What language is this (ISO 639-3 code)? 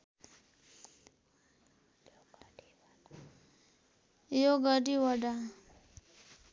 nep